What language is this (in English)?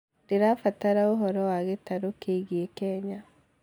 Kikuyu